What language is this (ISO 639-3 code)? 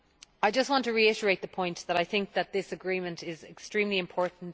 eng